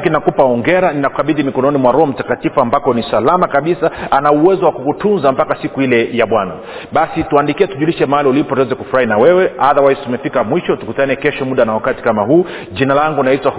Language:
Swahili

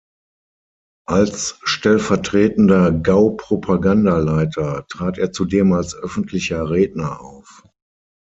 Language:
German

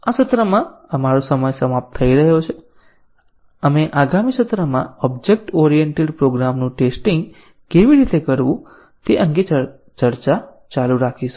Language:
Gujarati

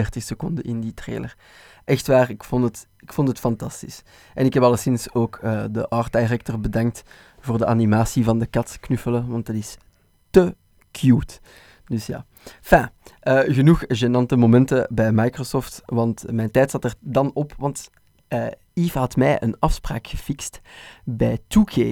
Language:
Dutch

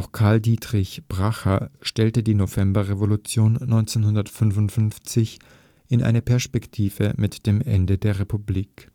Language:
German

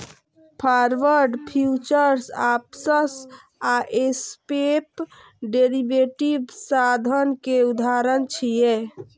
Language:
Maithili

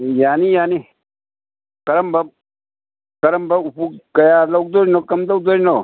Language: Manipuri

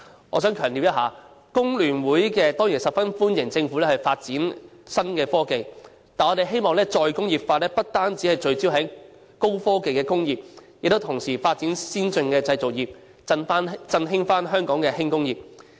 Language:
Cantonese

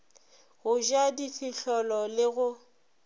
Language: Northern Sotho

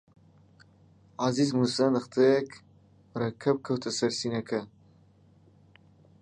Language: Central Kurdish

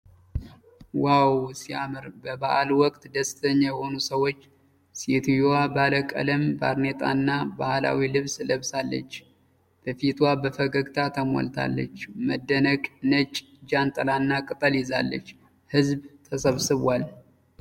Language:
Amharic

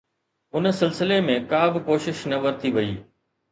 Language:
Sindhi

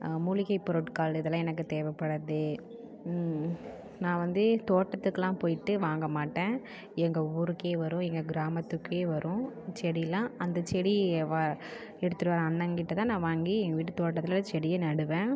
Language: Tamil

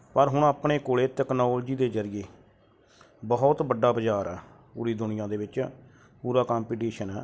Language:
Punjabi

